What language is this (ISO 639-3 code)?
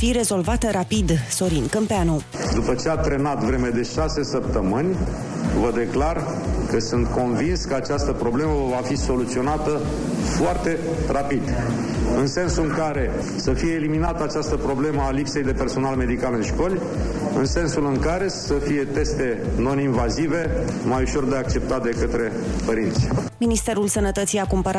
ron